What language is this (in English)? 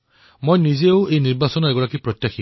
Assamese